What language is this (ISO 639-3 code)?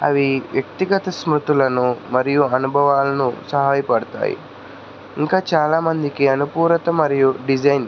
tel